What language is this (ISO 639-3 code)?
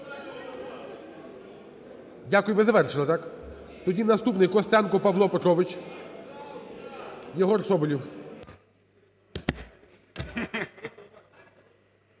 ukr